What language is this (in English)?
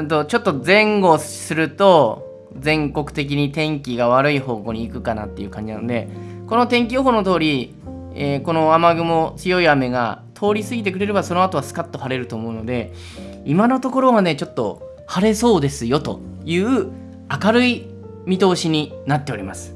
Japanese